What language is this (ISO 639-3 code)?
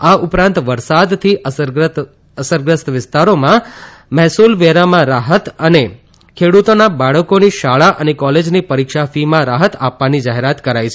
guj